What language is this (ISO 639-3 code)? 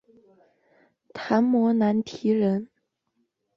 zho